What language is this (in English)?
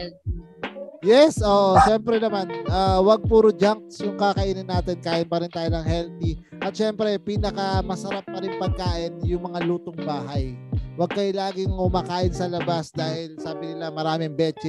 Filipino